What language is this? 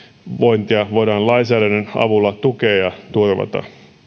Finnish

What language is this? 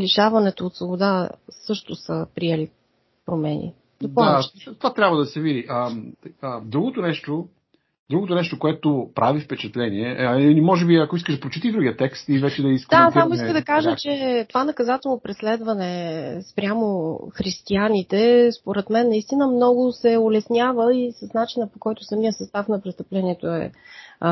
Bulgarian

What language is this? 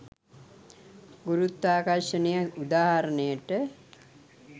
Sinhala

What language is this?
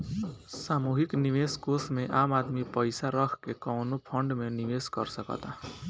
Bhojpuri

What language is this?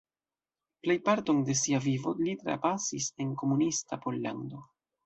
Esperanto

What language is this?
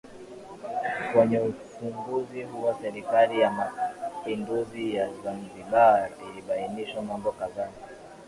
Swahili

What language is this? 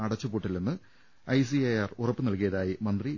Malayalam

